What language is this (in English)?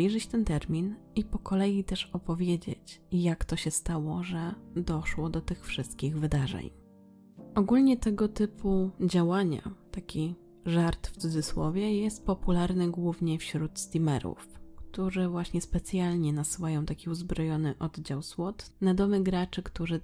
Polish